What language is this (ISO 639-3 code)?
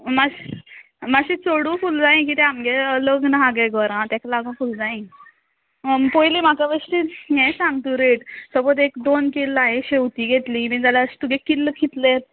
kok